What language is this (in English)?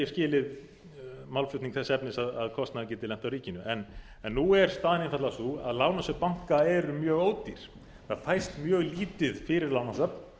Icelandic